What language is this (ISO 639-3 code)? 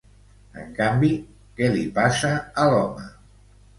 cat